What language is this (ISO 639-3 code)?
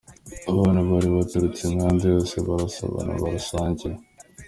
kin